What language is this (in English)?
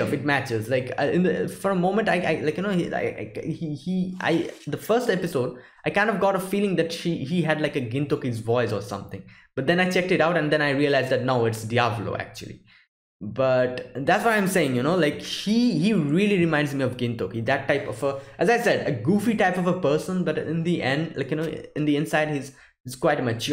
English